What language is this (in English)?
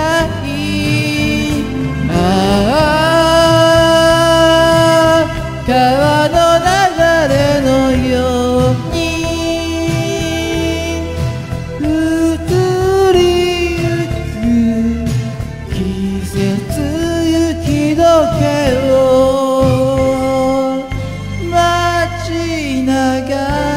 Korean